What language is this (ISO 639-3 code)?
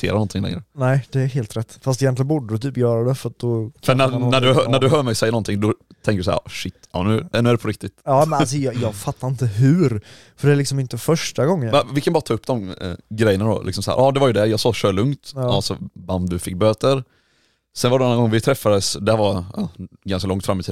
swe